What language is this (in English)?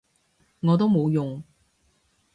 Cantonese